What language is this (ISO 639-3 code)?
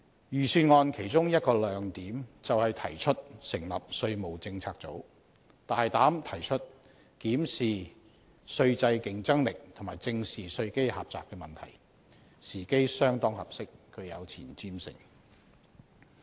yue